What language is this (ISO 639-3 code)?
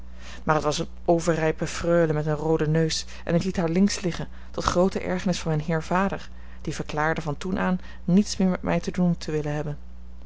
nld